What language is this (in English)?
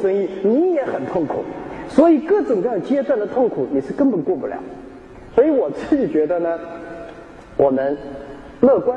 Chinese